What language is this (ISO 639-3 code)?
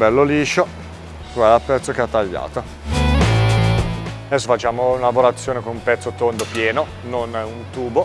ita